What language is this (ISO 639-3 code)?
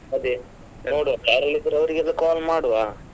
kan